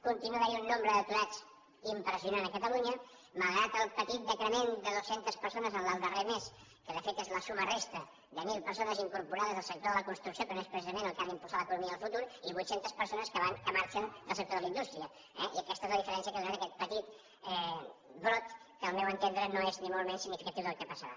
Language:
Catalan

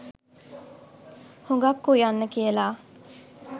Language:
Sinhala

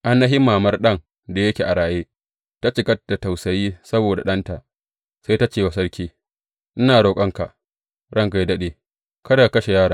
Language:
Hausa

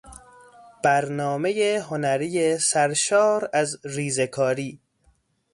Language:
Persian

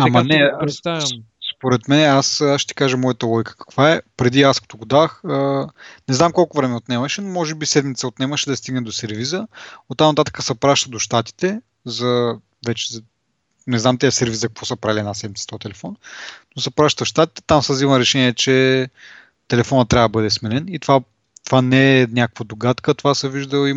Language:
Bulgarian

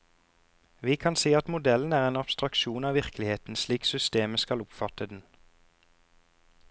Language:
Norwegian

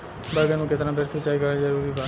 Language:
Bhojpuri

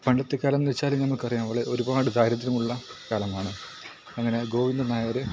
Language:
Malayalam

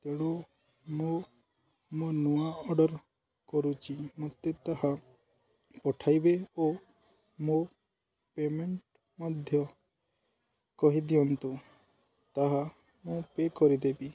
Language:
Odia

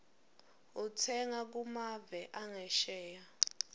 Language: Swati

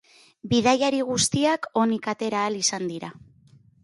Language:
Basque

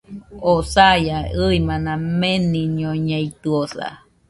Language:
Nüpode Huitoto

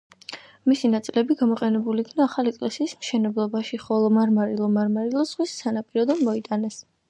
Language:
Georgian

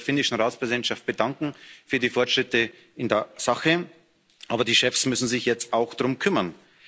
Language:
German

